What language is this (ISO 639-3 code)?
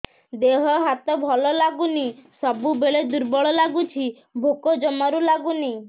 ori